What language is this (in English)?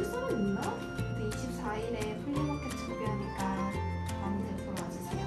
Korean